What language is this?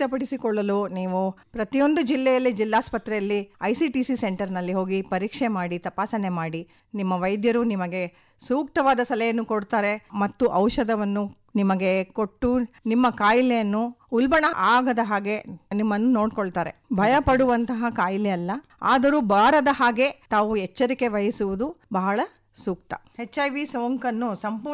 Kannada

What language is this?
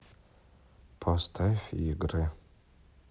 Russian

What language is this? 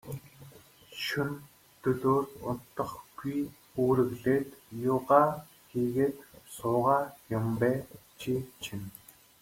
Mongolian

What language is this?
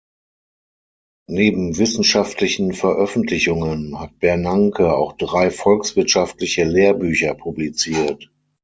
German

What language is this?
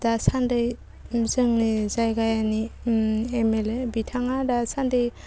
Bodo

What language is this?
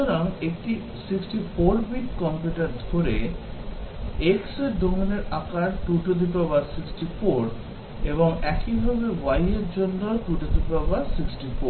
Bangla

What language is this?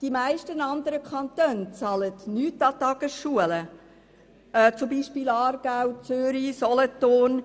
Swiss German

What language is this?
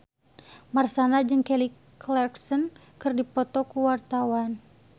Sundanese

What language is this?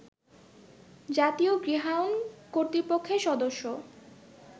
Bangla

